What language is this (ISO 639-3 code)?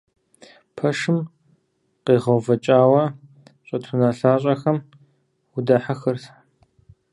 kbd